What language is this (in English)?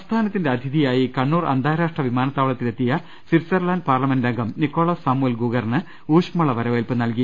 Malayalam